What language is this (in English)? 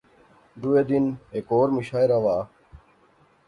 Pahari-Potwari